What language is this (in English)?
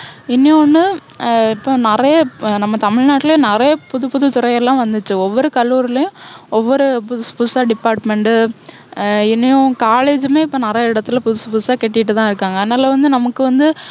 Tamil